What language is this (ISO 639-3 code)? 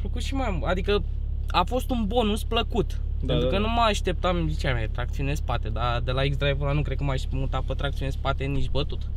ron